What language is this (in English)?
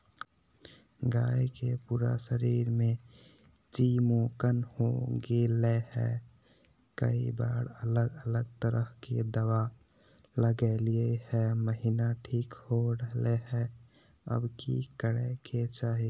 Magahi